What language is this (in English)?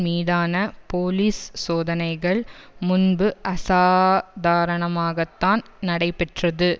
Tamil